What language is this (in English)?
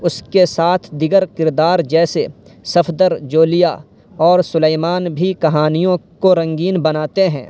Urdu